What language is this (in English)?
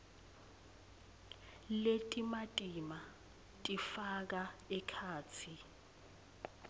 Swati